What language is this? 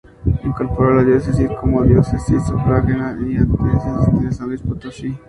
Spanish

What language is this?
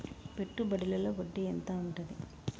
Telugu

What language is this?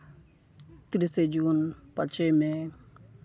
Santali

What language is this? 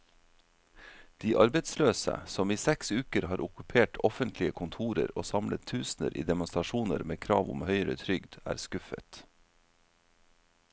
Norwegian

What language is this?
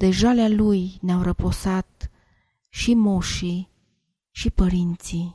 Romanian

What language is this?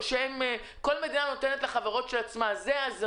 Hebrew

